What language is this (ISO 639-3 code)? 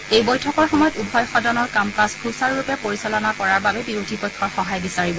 asm